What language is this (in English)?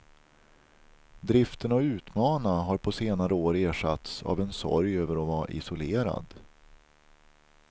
Swedish